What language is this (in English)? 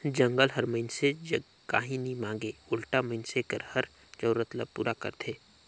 Chhattisgarhi